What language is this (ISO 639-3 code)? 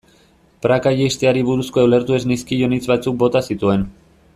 eus